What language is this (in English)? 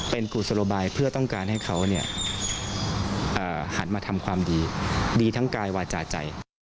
Thai